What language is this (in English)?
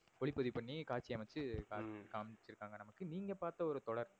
Tamil